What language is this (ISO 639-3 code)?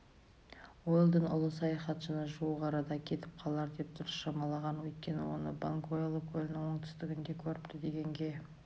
kaz